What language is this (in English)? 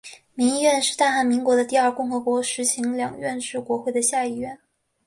Chinese